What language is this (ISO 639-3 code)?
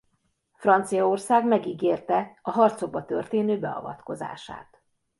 hun